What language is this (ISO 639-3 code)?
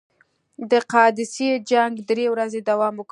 pus